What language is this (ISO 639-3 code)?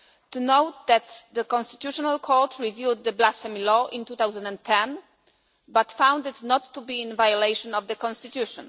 eng